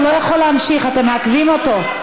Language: Hebrew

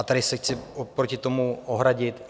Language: Czech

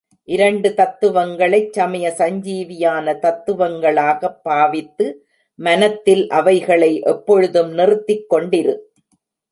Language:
Tamil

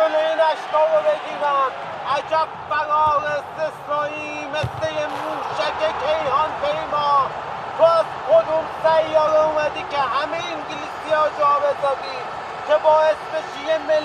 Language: Persian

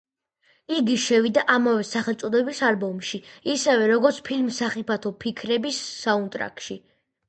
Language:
Georgian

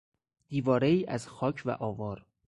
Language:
Persian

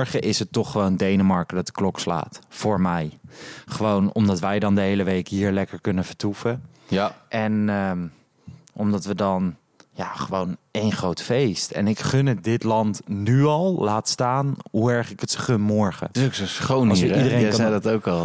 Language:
Dutch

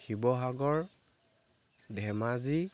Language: Assamese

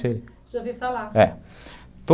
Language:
Portuguese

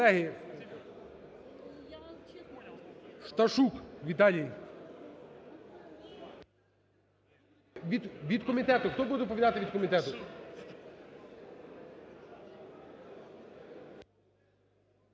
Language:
Ukrainian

